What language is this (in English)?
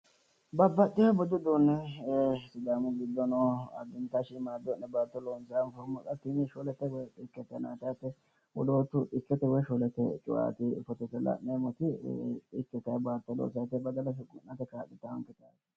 Sidamo